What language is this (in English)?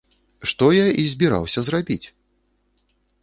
Belarusian